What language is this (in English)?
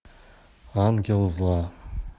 Russian